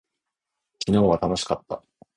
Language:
Japanese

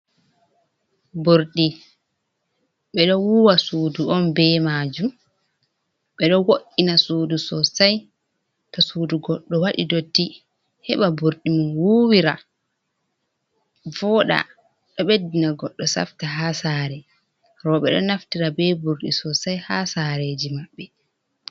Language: Fula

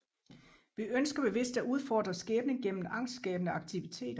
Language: Danish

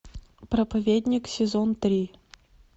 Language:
Russian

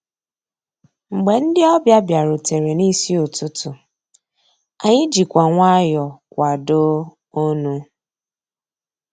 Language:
Igbo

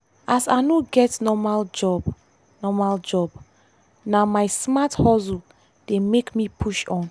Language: Nigerian Pidgin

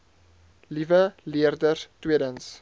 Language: Afrikaans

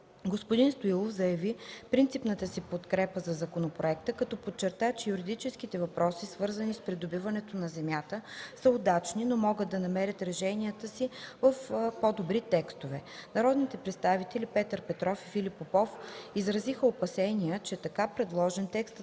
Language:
Bulgarian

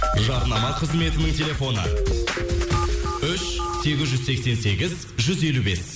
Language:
Kazakh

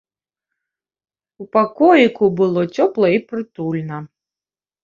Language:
Belarusian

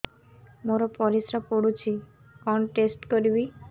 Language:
Odia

